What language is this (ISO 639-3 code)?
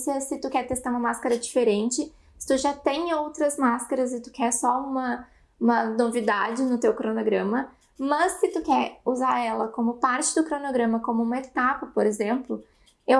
por